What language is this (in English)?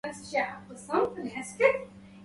Arabic